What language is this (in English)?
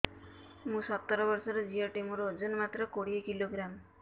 Odia